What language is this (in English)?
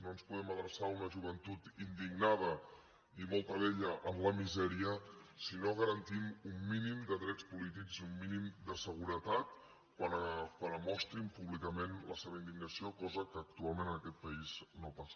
Catalan